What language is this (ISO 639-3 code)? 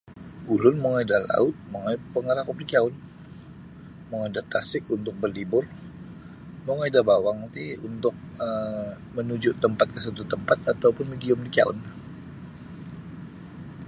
bsy